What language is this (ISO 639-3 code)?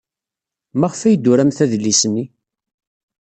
kab